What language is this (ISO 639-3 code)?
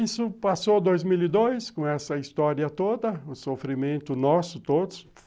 por